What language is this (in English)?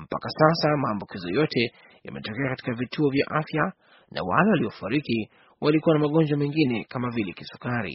Swahili